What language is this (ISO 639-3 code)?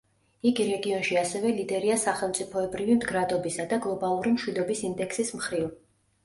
kat